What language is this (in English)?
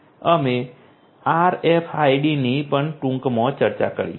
Gujarati